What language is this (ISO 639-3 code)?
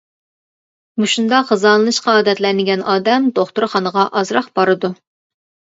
uig